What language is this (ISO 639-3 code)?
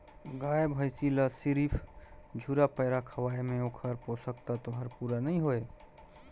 hne